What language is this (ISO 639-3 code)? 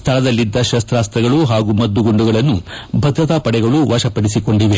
kan